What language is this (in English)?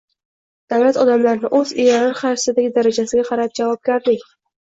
Uzbek